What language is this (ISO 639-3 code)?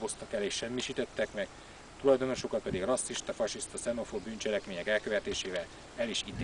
hun